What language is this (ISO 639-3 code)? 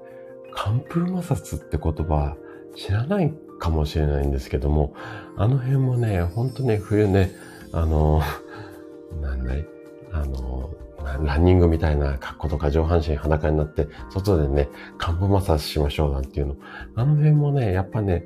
jpn